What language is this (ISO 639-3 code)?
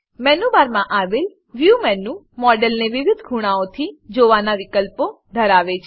guj